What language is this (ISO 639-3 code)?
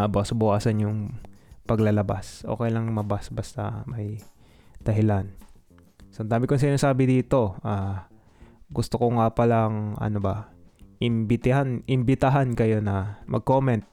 fil